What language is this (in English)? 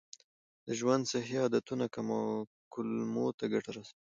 Pashto